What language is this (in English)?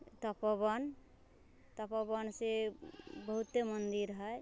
Maithili